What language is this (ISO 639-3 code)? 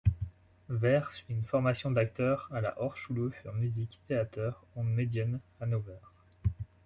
fra